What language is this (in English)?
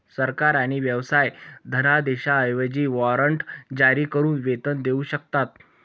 Marathi